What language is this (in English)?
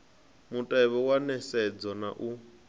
Venda